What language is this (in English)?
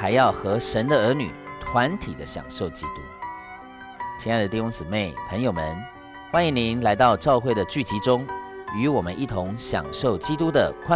Chinese